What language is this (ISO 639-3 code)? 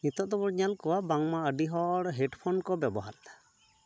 sat